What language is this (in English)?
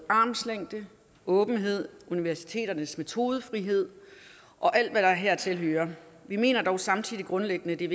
Danish